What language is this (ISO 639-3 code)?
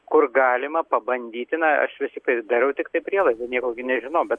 lit